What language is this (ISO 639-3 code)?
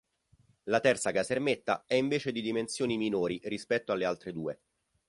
ita